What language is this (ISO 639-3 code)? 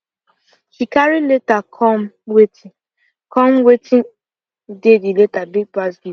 pcm